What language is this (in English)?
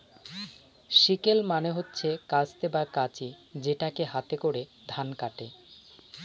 Bangla